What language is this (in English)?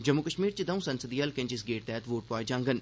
Dogri